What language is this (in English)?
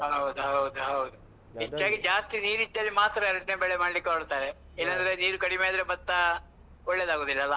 Kannada